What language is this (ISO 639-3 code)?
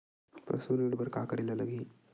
hne